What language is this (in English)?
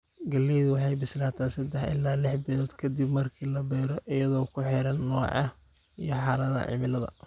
Somali